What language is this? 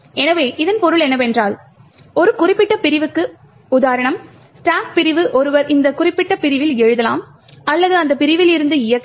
Tamil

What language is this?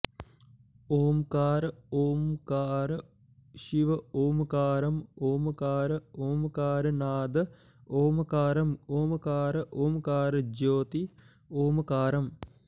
Sanskrit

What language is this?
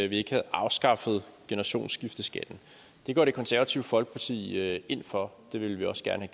Danish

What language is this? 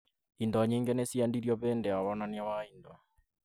Kikuyu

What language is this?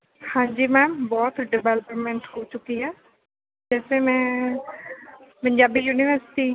Punjabi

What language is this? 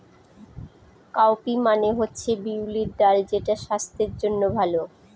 Bangla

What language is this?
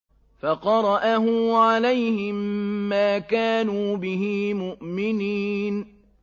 Arabic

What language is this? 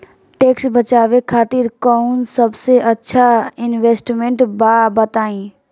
Bhojpuri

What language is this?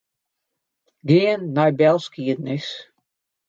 Western Frisian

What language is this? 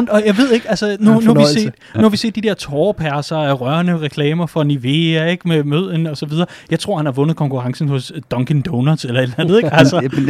Danish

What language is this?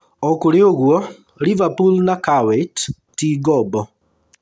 Kikuyu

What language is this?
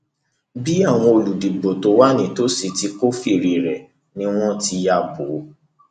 Yoruba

